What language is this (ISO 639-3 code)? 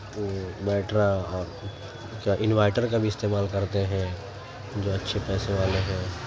urd